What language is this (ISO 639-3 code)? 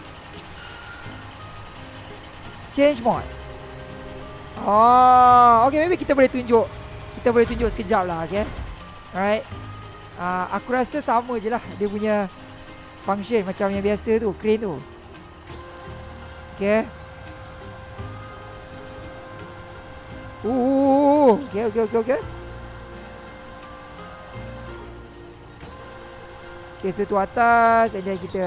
msa